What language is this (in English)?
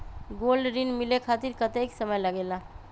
Magahi